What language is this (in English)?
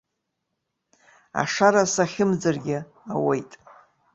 Abkhazian